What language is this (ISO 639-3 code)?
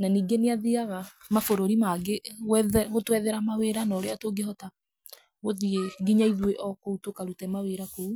kik